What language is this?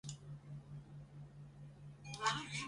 Chinese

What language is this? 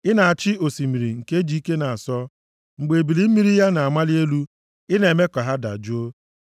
Igbo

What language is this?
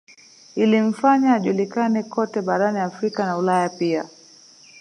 Swahili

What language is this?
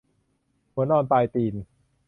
Thai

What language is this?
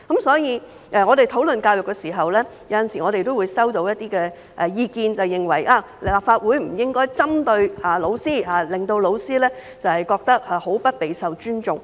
Cantonese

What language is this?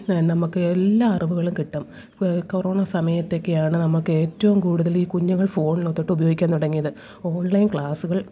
Malayalam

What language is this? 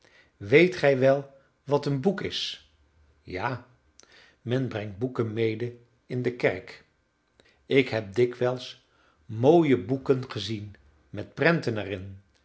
Dutch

